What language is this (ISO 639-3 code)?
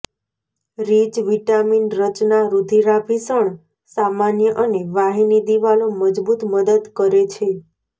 guj